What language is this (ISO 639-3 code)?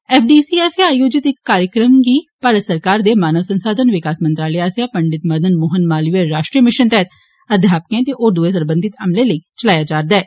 doi